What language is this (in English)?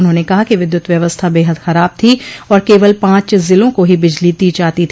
Hindi